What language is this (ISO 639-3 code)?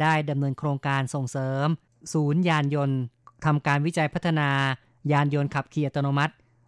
tha